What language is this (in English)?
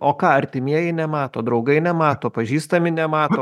Lithuanian